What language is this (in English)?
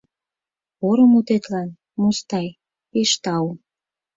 Mari